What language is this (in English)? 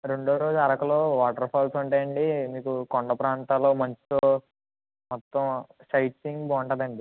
Telugu